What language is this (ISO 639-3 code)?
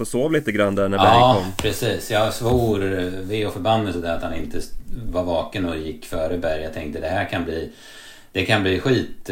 swe